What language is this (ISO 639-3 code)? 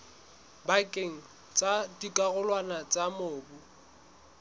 sot